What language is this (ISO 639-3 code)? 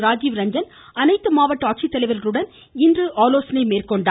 tam